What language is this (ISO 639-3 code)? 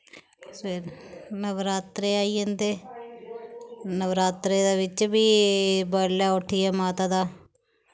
doi